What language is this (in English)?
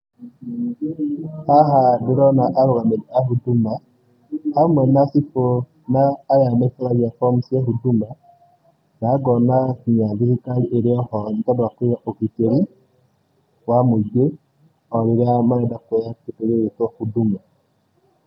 Kikuyu